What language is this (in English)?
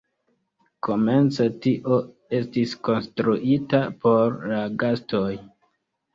Esperanto